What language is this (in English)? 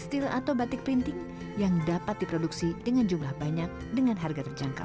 Indonesian